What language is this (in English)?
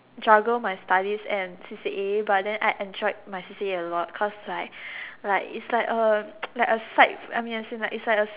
English